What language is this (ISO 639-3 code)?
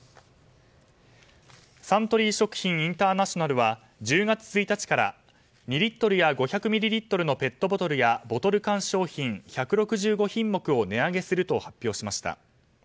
jpn